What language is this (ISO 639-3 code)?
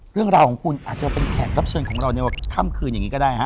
tha